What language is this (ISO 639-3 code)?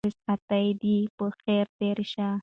pus